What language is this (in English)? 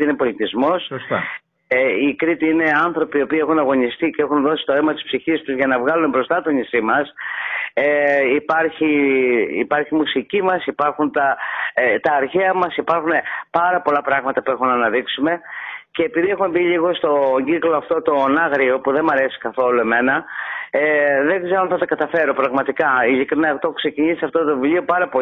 Greek